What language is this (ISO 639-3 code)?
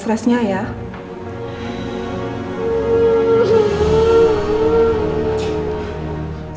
ind